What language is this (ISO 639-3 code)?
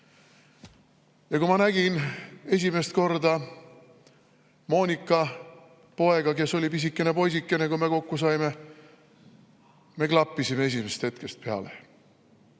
est